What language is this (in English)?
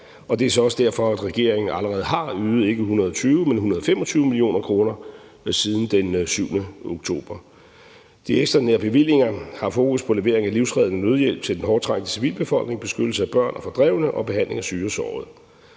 Danish